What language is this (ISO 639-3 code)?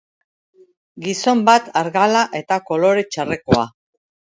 eus